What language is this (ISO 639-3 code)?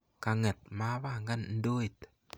kln